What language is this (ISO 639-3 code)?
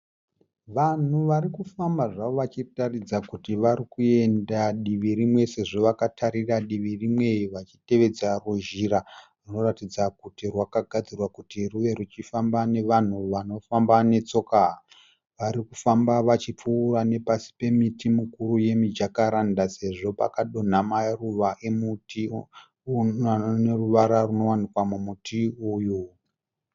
sna